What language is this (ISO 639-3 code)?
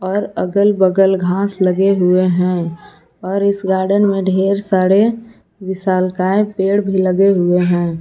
hin